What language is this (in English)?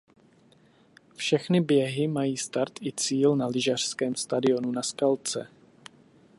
Czech